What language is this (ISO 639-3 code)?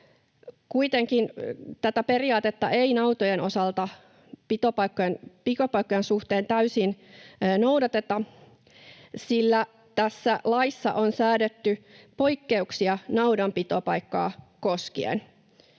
fin